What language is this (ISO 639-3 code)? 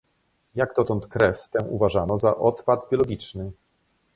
pol